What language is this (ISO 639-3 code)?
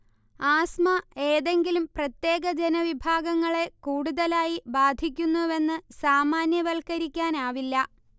mal